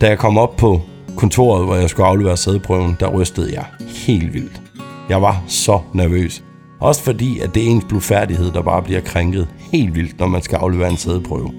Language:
Danish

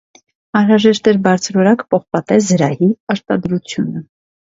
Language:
Armenian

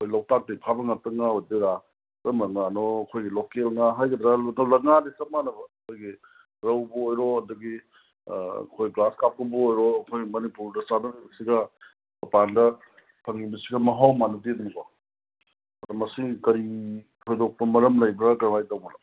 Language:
Manipuri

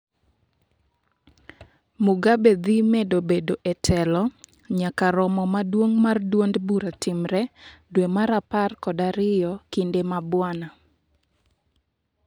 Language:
Luo (Kenya and Tanzania)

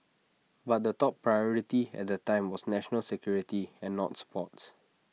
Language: English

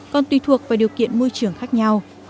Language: Vietnamese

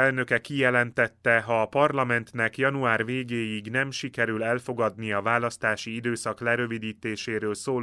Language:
Hungarian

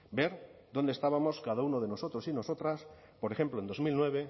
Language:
Spanish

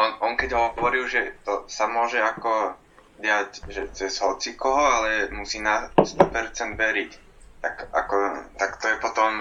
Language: Slovak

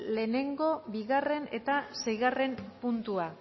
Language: Basque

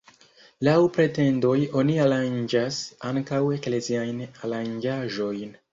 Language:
Esperanto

